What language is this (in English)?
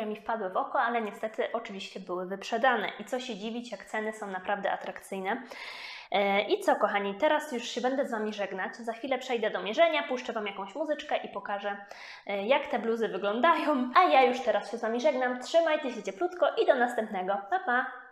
Polish